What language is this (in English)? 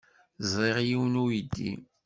Kabyle